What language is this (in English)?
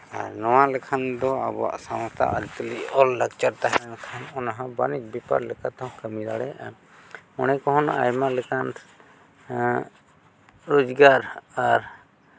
Santali